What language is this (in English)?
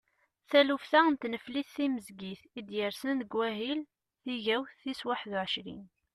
Kabyle